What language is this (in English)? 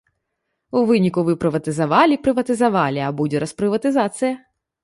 Belarusian